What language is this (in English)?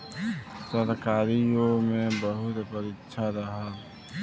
Bhojpuri